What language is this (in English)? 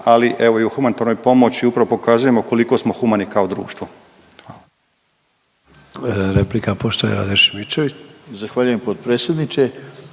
Croatian